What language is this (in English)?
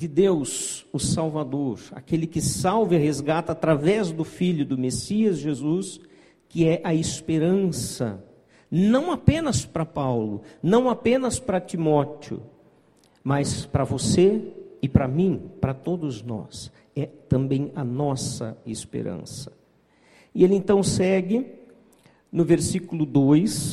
Portuguese